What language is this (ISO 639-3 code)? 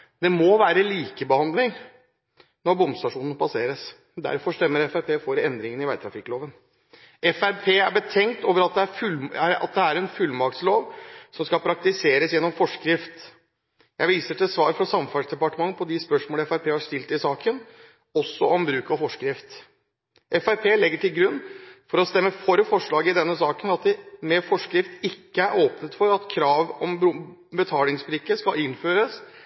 nob